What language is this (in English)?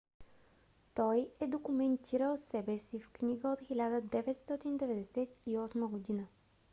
Bulgarian